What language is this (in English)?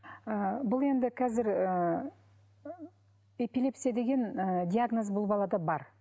Kazakh